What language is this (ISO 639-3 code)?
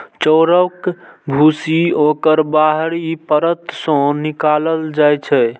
mai